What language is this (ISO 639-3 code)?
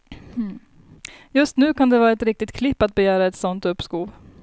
swe